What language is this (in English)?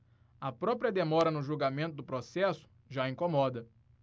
Portuguese